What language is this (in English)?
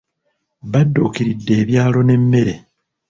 Ganda